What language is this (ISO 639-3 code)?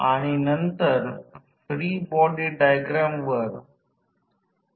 mar